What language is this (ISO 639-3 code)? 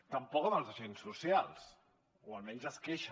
cat